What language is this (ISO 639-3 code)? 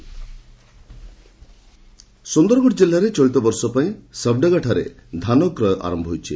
ori